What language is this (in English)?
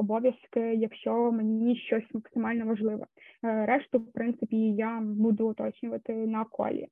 Ukrainian